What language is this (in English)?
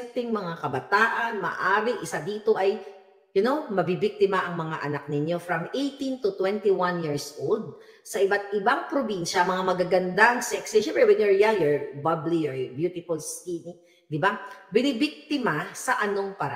Filipino